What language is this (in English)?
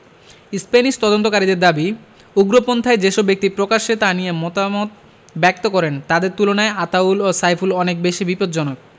Bangla